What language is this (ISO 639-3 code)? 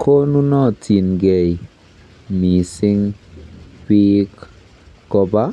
kln